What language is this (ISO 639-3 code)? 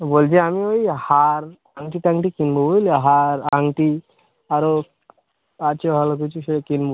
ben